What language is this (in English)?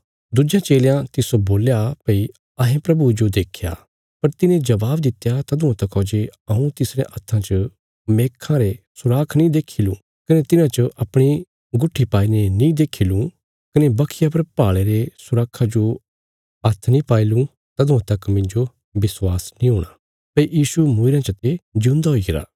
Bilaspuri